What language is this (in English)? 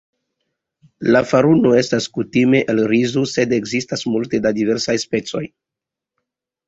Esperanto